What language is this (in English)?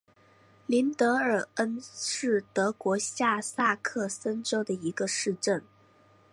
Chinese